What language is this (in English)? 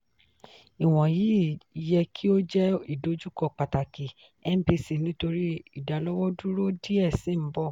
Yoruba